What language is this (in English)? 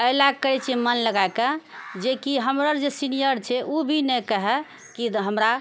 Maithili